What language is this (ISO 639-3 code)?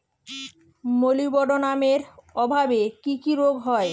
ben